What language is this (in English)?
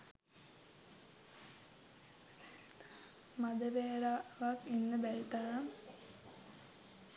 Sinhala